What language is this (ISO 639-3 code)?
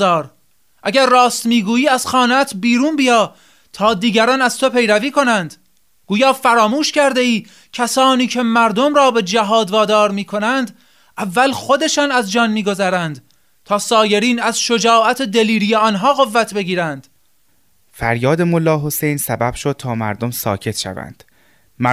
fas